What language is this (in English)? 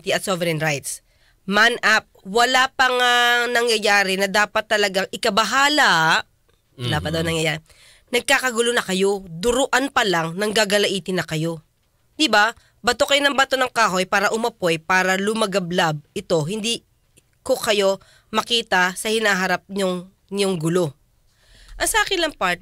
Filipino